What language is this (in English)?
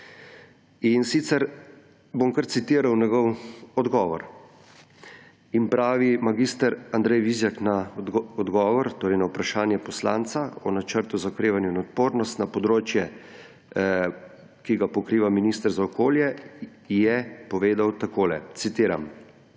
Slovenian